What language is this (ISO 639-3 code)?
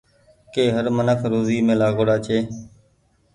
gig